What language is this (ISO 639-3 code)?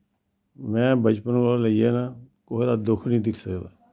doi